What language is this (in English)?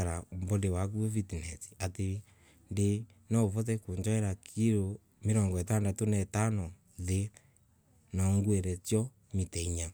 Embu